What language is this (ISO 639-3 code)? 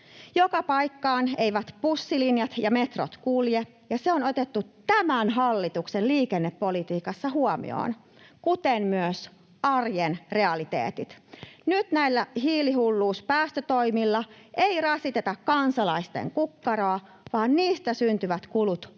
fin